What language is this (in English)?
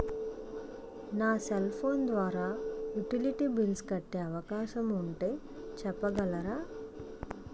Telugu